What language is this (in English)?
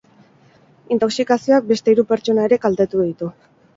Basque